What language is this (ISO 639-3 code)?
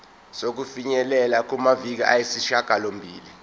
zul